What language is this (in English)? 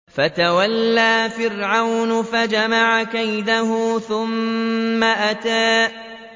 Arabic